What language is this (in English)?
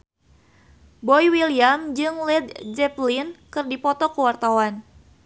Sundanese